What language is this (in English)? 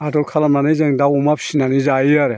Bodo